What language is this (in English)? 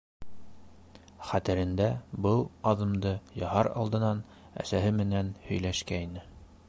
Bashkir